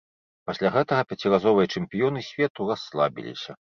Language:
Belarusian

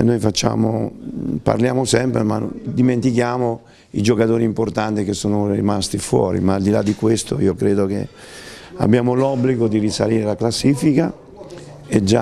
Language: Italian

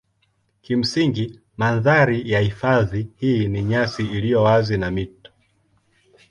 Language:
Swahili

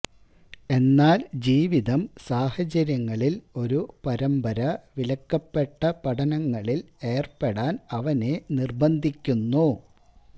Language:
Malayalam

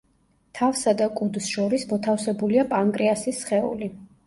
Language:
Georgian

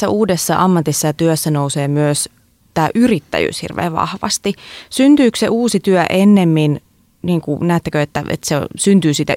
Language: Finnish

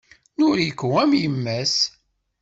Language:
Kabyle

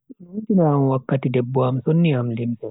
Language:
Bagirmi Fulfulde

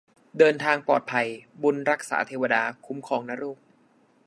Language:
Thai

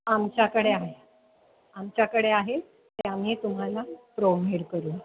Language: Marathi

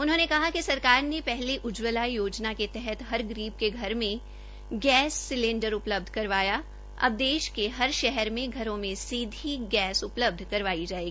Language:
Hindi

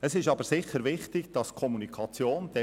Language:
Swiss German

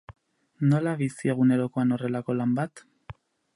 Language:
Basque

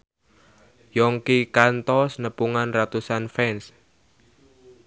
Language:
Sundanese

